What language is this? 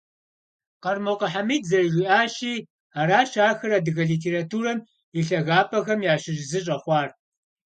Kabardian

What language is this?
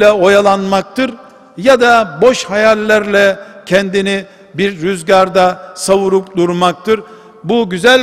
Turkish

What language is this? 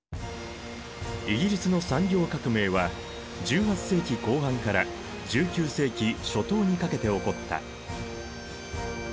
Japanese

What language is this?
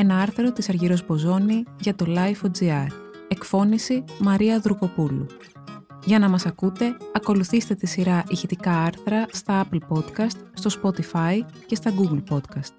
Greek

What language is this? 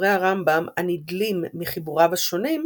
Hebrew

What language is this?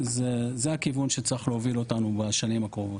Hebrew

